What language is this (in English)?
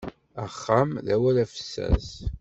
Kabyle